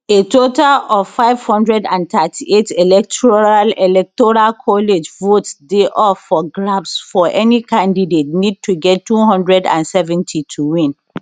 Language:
Nigerian Pidgin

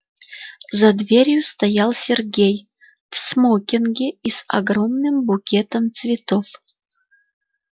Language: Russian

